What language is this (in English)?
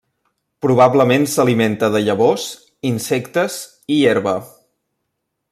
Catalan